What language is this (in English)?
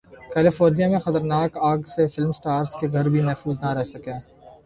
Urdu